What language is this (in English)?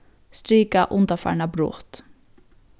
Faroese